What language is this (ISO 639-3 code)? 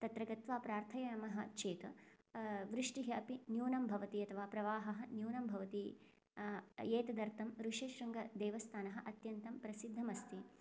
san